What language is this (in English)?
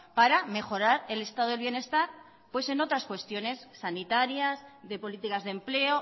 Spanish